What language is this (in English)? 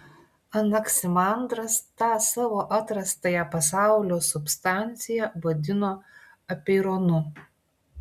Lithuanian